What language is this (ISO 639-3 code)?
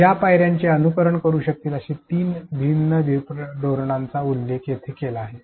mar